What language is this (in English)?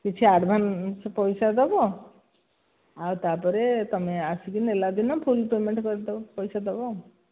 Odia